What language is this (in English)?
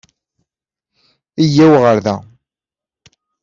Kabyle